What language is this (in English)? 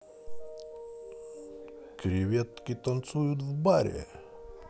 Russian